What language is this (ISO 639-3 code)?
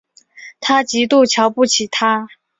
zho